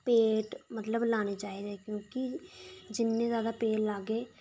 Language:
Dogri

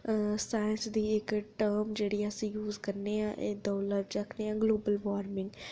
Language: Dogri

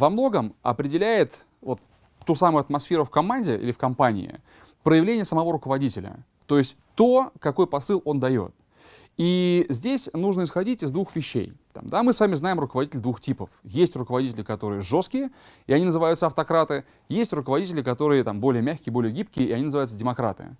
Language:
Russian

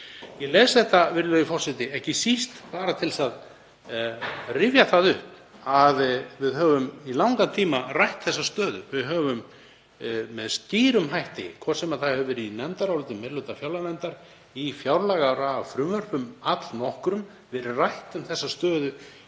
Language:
Icelandic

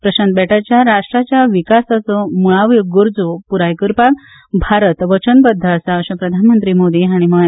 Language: Konkani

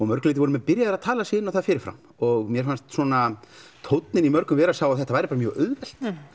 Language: Icelandic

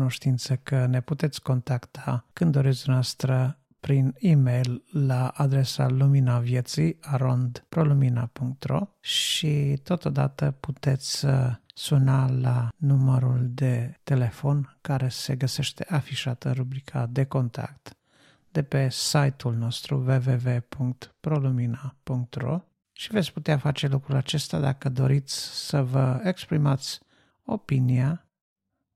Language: Romanian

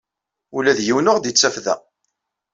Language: Kabyle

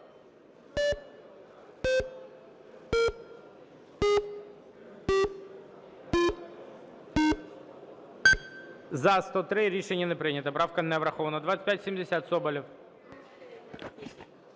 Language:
Ukrainian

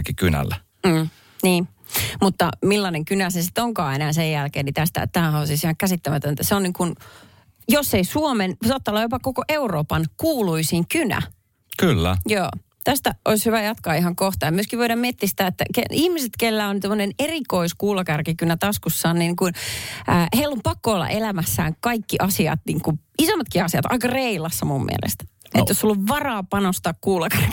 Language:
Finnish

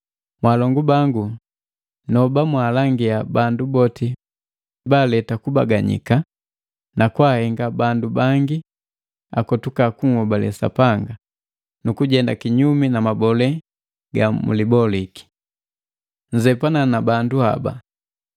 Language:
Matengo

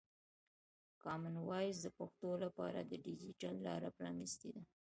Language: Pashto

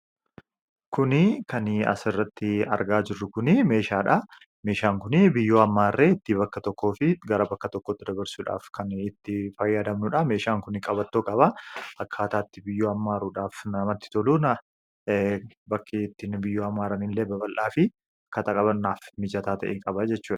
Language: Oromo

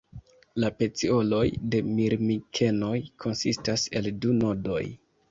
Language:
Esperanto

